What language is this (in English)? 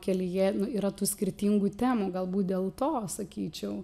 Lithuanian